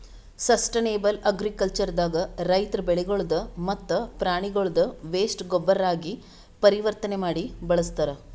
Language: Kannada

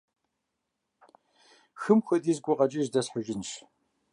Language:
Kabardian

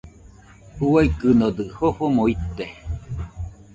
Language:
Nüpode Huitoto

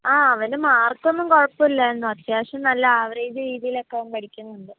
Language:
Malayalam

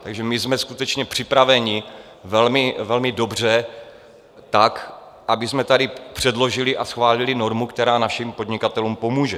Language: Czech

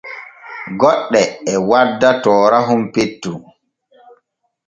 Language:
Borgu Fulfulde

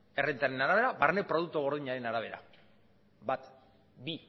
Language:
Basque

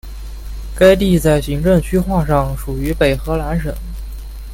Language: Chinese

